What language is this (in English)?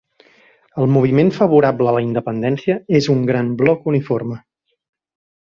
Catalan